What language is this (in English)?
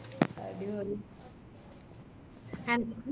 Malayalam